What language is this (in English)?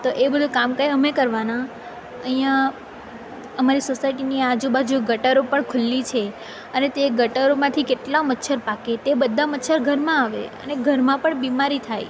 Gujarati